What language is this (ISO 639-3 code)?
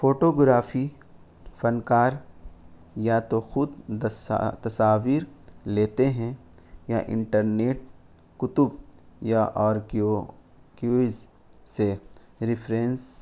urd